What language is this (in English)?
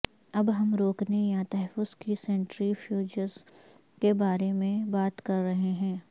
Urdu